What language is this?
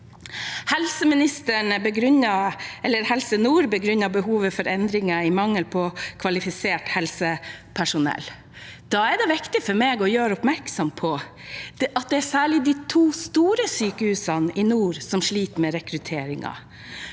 Norwegian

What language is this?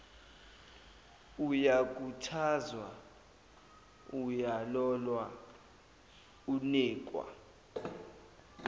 Zulu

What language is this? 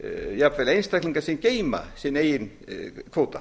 Icelandic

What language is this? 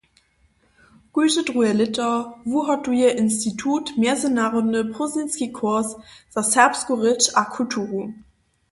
Upper Sorbian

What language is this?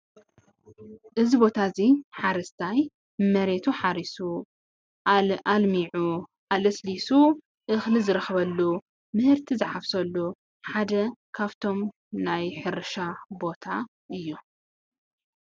Tigrinya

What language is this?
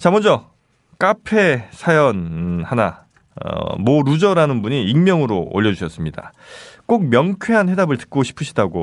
Korean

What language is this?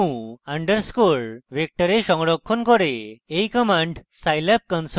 Bangla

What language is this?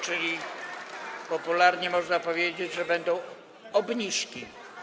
Polish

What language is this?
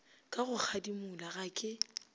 Northern Sotho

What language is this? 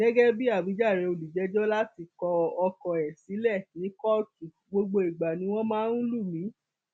Yoruba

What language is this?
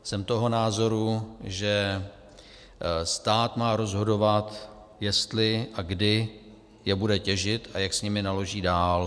Czech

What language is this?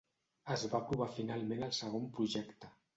Catalan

